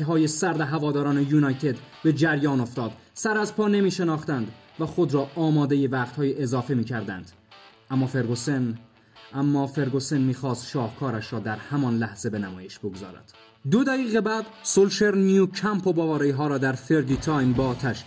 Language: Persian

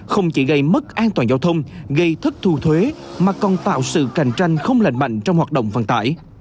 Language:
Vietnamese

